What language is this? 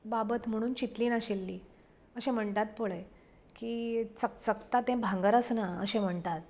Konkani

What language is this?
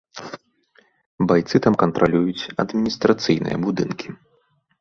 Belarusian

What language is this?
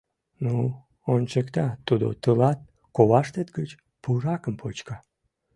Mari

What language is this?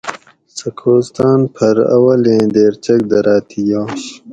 Gawri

